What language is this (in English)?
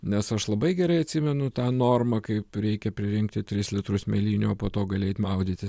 Lithuanian